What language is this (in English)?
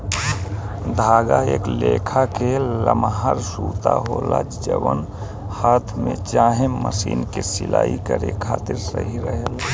Bhojpuri